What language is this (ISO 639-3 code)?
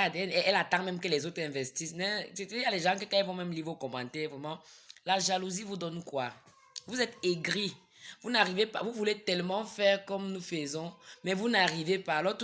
fra